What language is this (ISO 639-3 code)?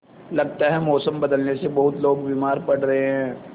hin